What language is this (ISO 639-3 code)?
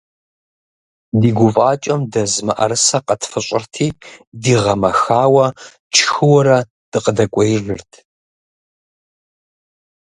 kbd